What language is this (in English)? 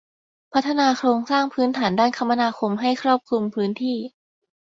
Thai